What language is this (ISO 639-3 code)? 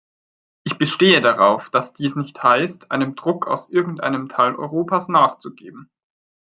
deu